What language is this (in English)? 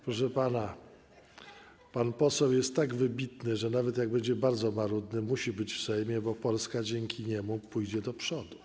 Polish